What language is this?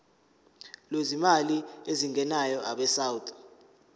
Zulu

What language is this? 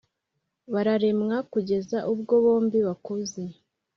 Kinyarwanda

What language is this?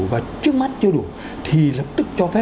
Vietnamese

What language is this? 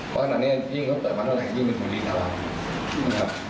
Thai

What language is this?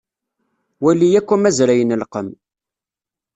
Kabyle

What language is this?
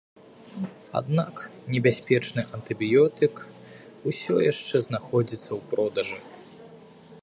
Belarusian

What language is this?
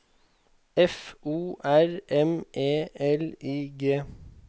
Norwegian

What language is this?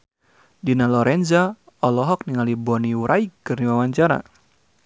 Sundanese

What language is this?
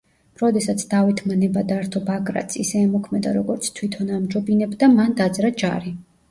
Georgian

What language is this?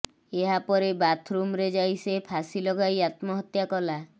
Odia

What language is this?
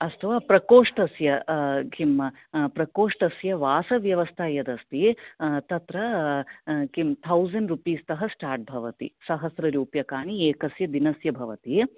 Sanskrit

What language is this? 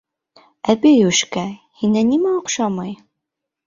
Bashkir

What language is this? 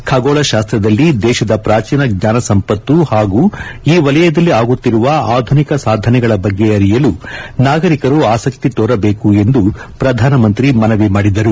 Kannada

